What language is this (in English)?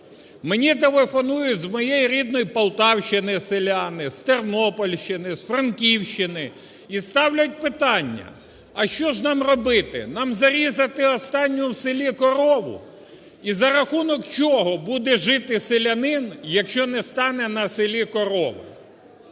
Ukrainian